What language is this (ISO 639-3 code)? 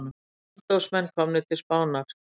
isl